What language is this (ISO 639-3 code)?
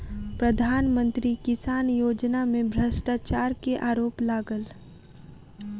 mai